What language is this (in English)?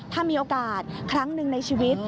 Thai